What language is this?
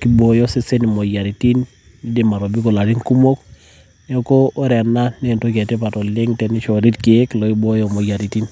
Masai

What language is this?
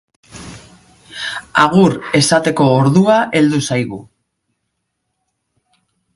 Basque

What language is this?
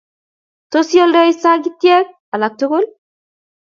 Kalenjin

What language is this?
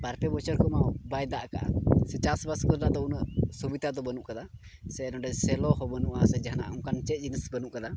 Santali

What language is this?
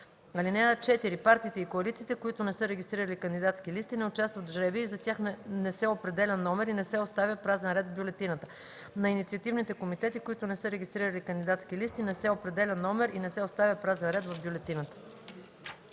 Bulgarian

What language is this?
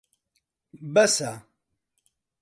Central Kurdish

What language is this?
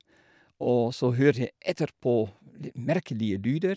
Norwegian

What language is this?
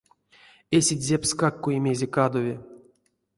Erzya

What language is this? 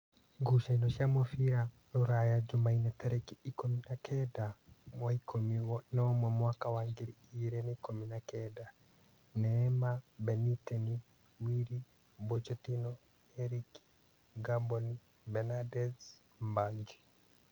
Kikuyu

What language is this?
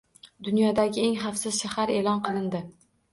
Uzbek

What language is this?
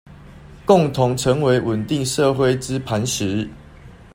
Chinese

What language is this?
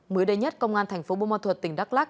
Vietnamese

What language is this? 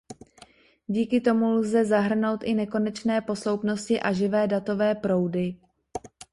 Czech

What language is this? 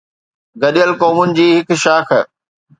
Sindhi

